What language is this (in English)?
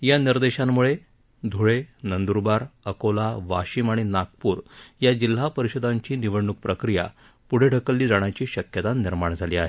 Marathi